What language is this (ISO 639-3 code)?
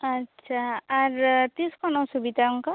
sat